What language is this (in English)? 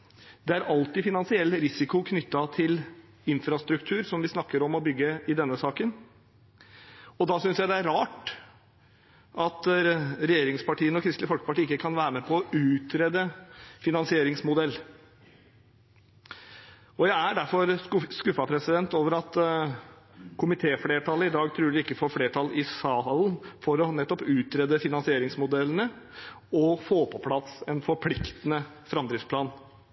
Norwegian Bokmål